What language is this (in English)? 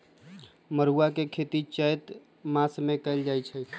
Magahi